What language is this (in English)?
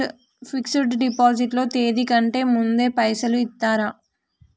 Telugu